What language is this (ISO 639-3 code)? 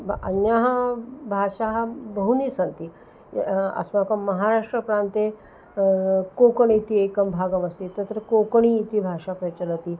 san